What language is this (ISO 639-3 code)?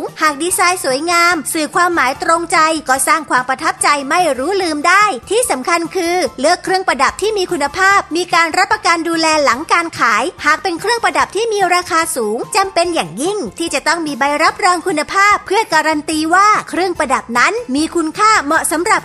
tha